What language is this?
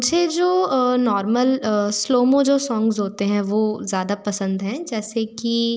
Hindi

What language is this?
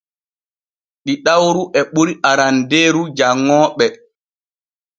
Borgu Fulfulde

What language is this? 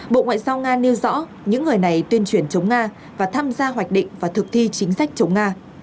Vietnamese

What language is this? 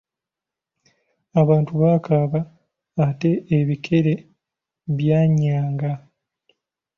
Ganda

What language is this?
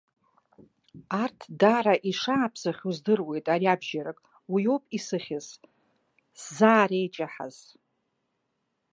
Abkhazian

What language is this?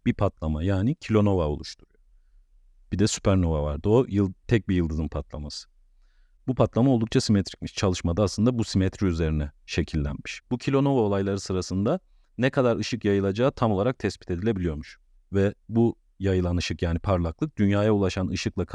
Turkish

